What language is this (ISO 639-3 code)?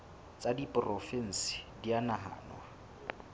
sot